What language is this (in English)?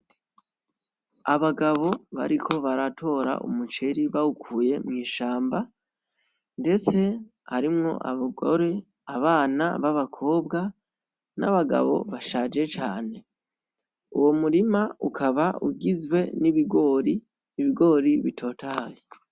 Rundi